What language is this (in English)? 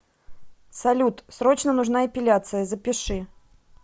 Russian